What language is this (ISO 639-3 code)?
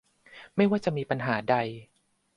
tha